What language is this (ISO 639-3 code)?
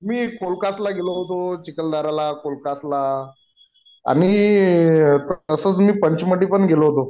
mar